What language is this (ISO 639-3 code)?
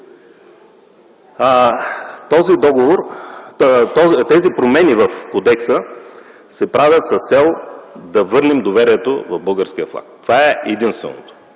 bul